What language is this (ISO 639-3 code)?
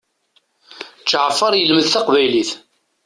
kab